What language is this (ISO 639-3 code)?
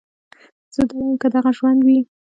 pus